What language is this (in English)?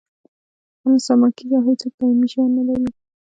Pashto